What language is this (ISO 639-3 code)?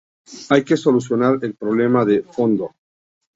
spa